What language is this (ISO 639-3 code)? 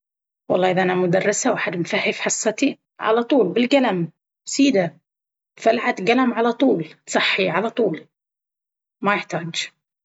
abv